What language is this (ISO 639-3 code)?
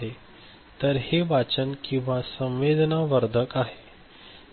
mar